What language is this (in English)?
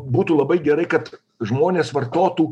Lithuanian